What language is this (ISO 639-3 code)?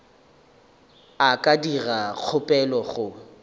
nso